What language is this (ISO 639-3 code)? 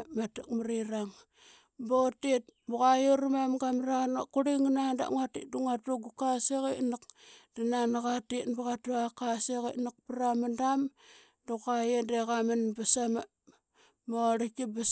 byx